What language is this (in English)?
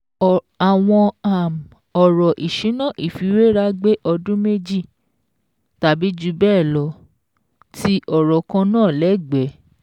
Yoruba